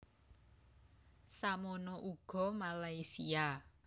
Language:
Javanese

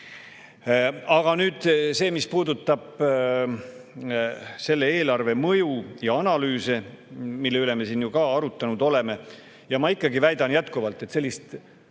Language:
Estonian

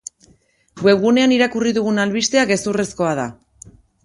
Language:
Basque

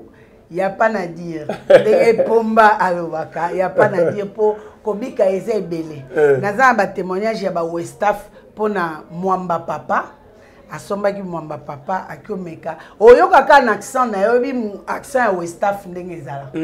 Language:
French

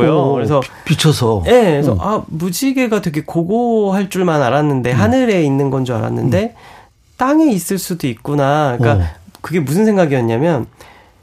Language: Korean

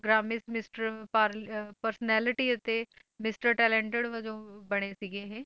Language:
Punjabi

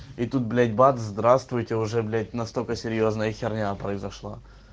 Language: Russian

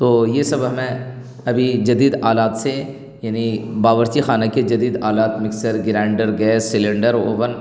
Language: Urdu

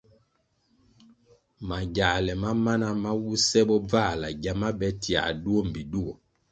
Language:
Kwasio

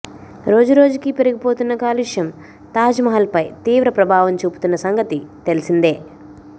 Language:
Telugu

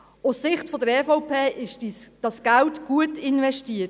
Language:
Swiss German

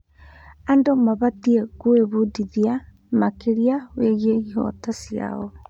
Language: Kikuyu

